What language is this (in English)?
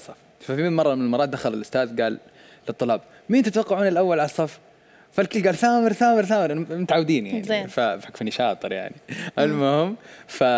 Arabic